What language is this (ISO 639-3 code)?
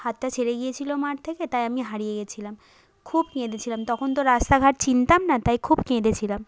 ben